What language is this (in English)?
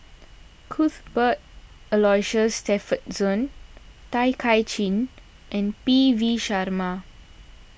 English